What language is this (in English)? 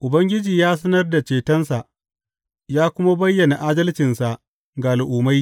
Hausa